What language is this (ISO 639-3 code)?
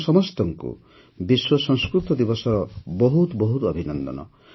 ori